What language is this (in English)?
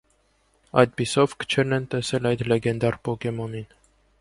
Armenian